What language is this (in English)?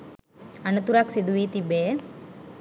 Sinhala